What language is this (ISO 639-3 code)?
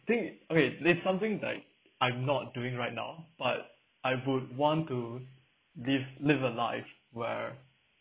eng